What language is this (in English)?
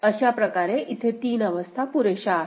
Marathi